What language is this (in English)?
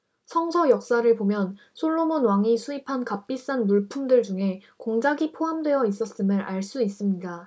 Korean